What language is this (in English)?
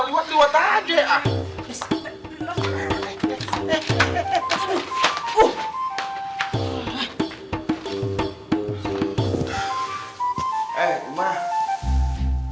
Indonesian